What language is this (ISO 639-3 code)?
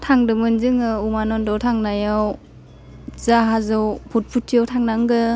brx